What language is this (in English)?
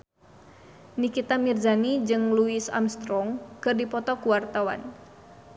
Sundanese